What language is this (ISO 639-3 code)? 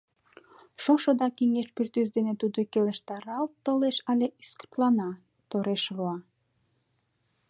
chm